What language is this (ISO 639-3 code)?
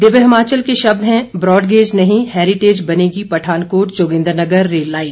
hin